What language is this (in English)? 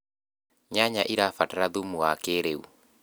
Kikuyu